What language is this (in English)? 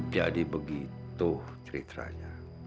Indonesian